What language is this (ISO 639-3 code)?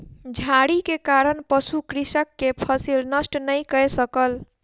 mai